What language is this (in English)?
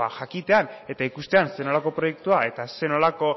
Basque